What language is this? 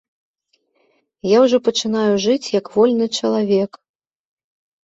Belarusian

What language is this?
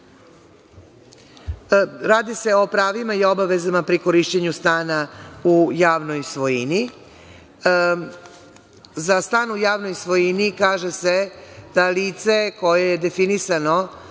Serbian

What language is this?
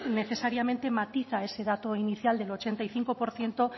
Spanish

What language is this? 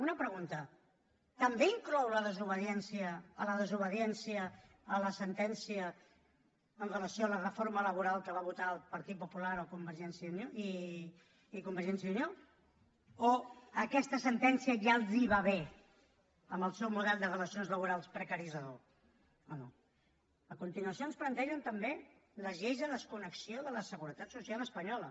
Catalan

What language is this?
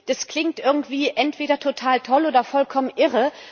German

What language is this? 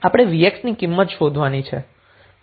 Gujarati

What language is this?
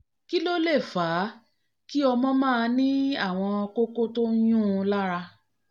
Yoruba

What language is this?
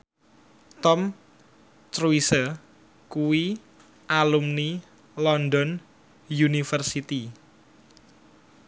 Javanese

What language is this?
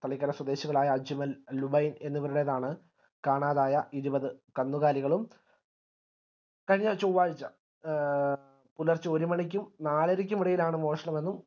Malayalam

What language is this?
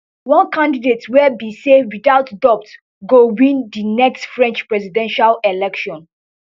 Nigerian Pidgin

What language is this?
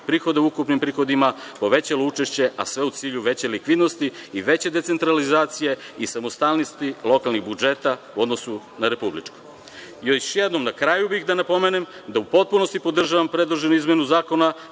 Serbian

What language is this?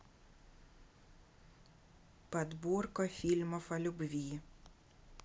Russian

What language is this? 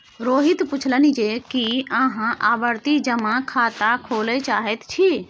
Maithili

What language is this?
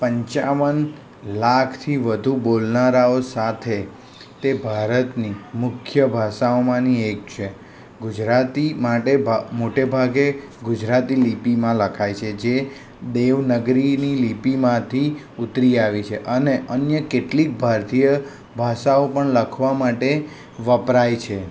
Gujarati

